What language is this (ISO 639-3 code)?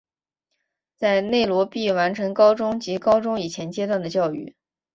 zho